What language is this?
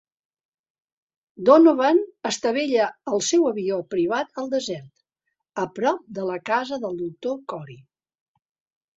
Catalan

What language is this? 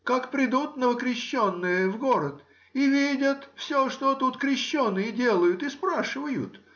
Russian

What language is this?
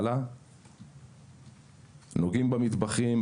Hebrew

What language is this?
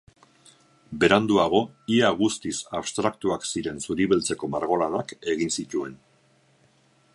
Basque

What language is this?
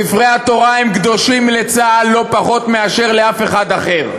Hebrew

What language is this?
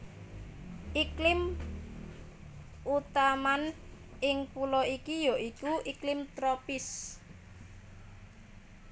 Javanese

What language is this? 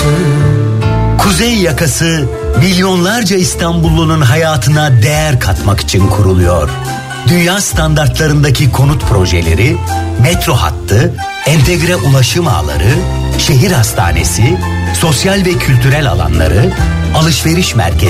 Turkish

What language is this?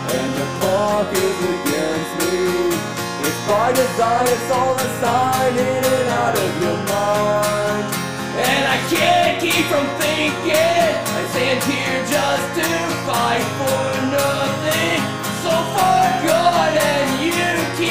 English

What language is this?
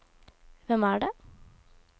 Norwegian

